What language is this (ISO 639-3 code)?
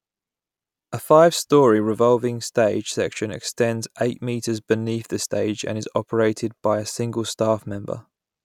eng